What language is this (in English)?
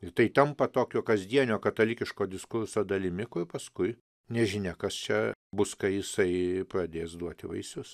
Lithuanian